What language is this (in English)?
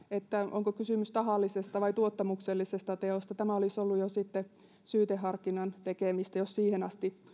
Finnish